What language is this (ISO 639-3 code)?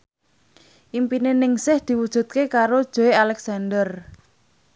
jav